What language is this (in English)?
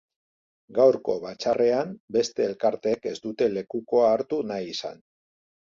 Basque